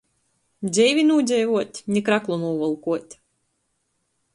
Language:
Latgalian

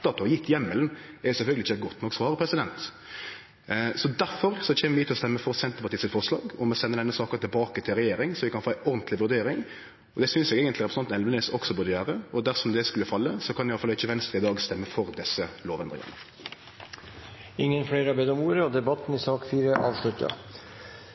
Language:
Norwegian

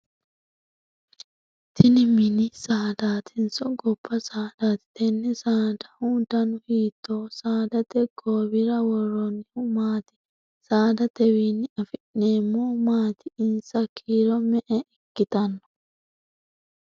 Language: Sidamo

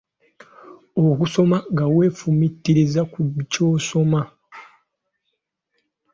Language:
Ganda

